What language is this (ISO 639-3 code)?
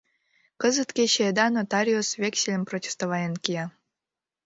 chm